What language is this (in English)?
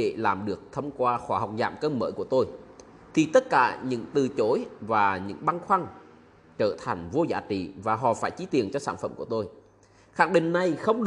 Vietnamese